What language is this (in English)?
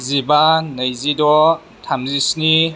Bodo